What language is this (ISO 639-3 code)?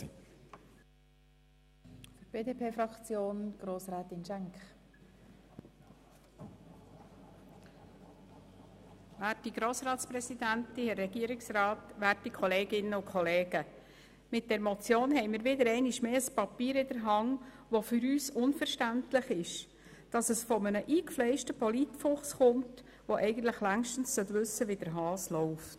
gsw